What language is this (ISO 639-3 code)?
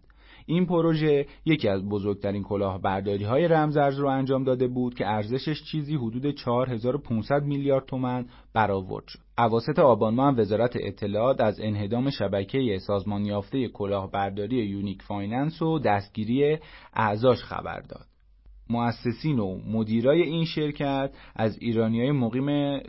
fas